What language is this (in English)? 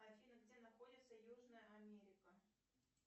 Russian